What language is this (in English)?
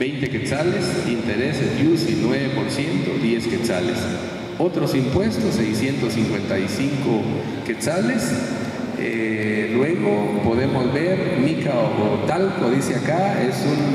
Spanish